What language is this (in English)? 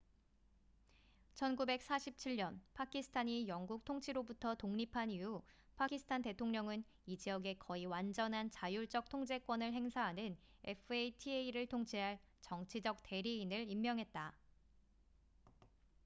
Korean